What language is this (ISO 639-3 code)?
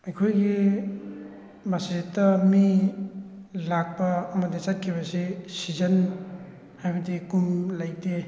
mni